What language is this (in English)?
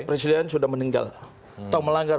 Indonesian